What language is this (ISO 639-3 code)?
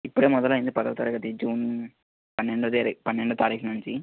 tel